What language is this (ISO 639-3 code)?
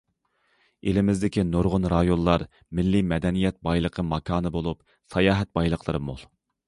uig